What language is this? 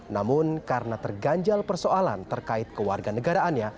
Indonesian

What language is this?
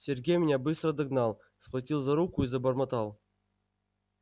Russian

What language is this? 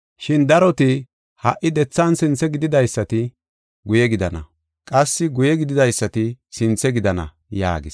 Gofa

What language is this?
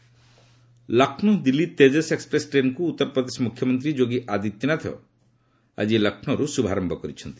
Odia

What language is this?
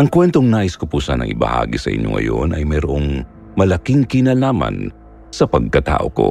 Filipino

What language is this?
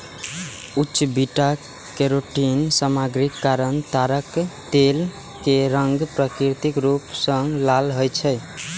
Maithili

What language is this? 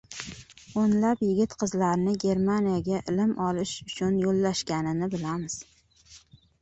Uzbek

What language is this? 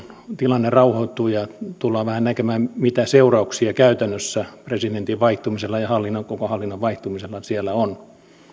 Finnish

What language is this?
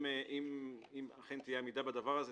Hebrew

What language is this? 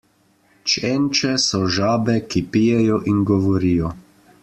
Slovenian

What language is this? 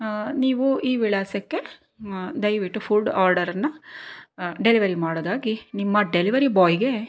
Kannada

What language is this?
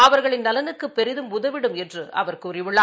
Tamil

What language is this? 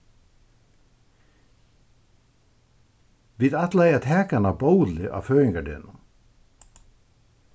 Faroese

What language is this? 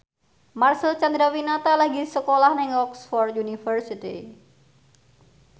Javanese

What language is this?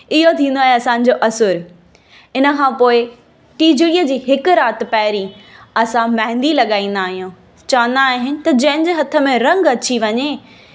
Sindhi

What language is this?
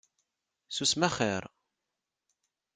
Kabyle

